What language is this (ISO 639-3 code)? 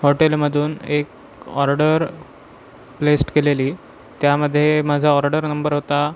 mar